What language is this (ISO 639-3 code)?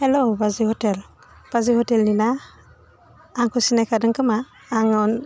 brx